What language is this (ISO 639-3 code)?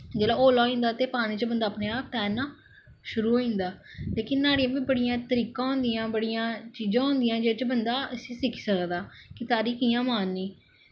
doi